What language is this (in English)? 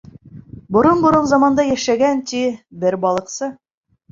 Bashkir